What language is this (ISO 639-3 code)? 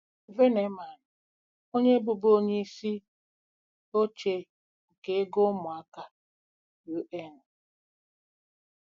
ibo